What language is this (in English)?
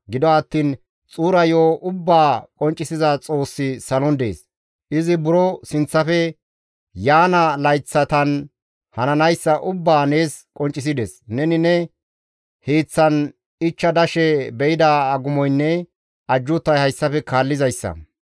Gamo